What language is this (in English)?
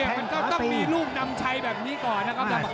Thai